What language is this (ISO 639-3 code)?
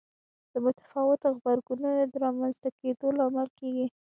pus